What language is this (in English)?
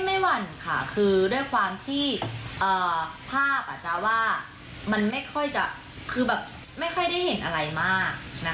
Thai